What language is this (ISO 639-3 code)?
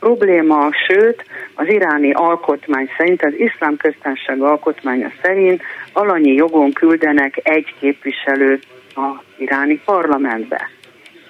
hun